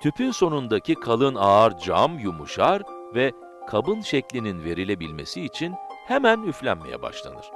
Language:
Turkish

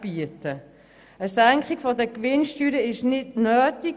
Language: Swiss German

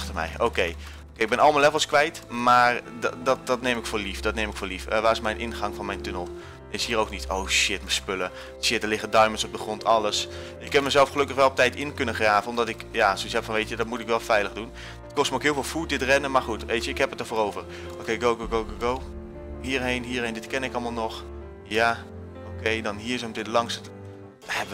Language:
Dutch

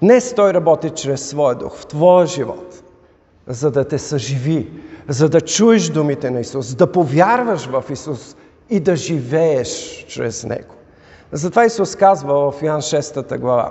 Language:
Bulgarian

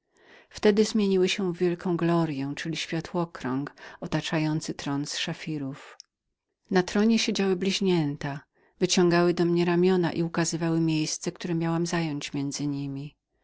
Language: Polish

